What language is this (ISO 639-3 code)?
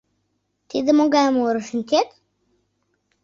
chm